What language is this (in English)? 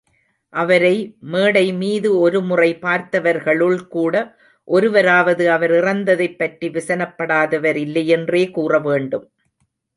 Tamil